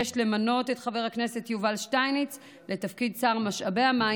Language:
Hebrew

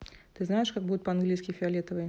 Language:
Russian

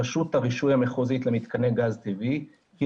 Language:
Hebrew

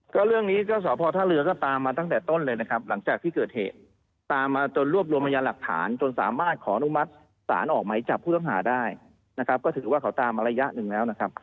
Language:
Thai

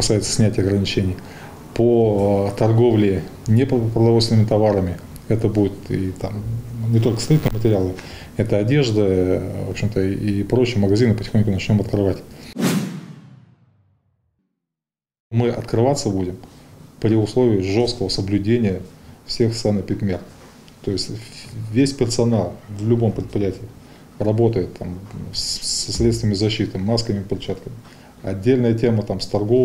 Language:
Russian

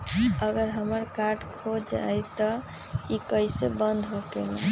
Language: Magahi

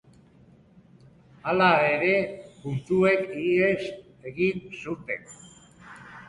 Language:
Basque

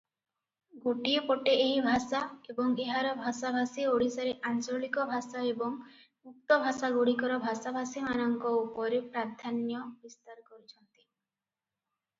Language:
Odia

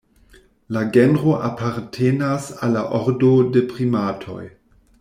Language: Esperanto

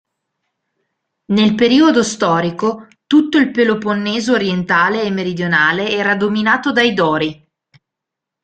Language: Italian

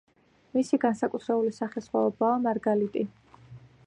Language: Georgian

